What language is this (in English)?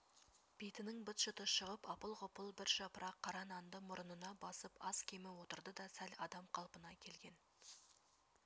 Kazakh